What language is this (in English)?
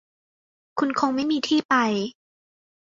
Thai